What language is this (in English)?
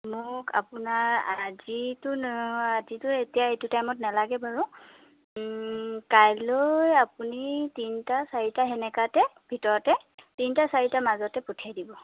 Assamese